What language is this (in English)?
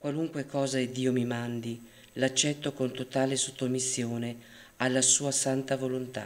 Italian